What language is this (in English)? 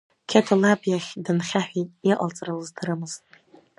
Abkhazian